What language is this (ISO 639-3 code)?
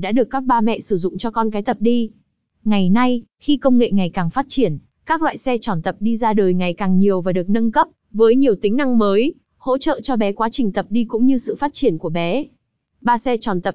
vie